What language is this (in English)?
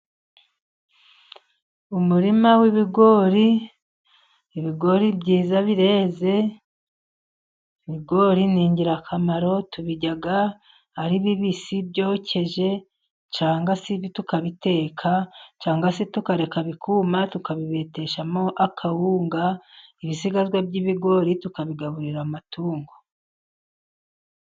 Kinyarwanda